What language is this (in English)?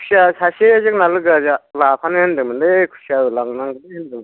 Bodo